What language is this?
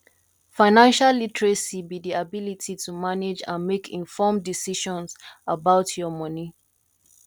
Nigerian Pidgin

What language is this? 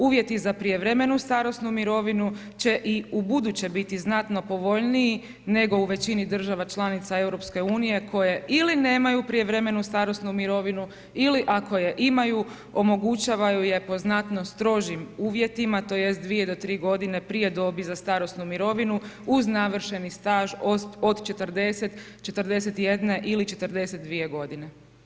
Croatian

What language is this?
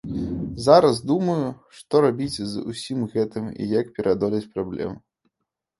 Belarusian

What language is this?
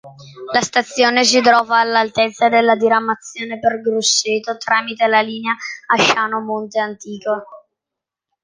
Italian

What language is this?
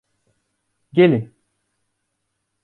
Turkish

